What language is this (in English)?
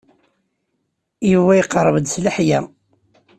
Kabyle